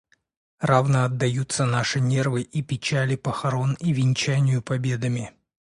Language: Russian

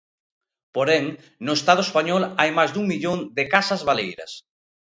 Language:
Galician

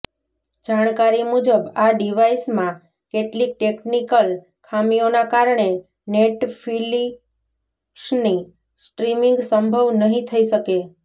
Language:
Gujarati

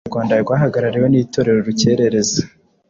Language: Kinyarwanda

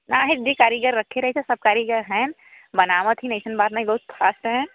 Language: Hindi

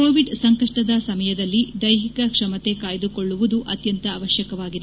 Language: Kannada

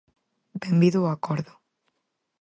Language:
Galician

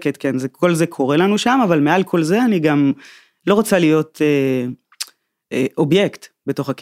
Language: Hebrew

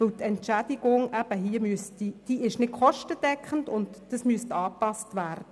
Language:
Swiss German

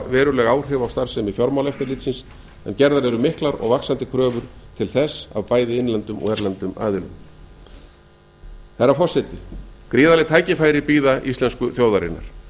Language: Icelandic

